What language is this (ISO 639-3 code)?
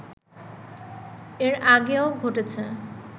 ben